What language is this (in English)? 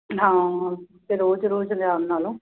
Punjabi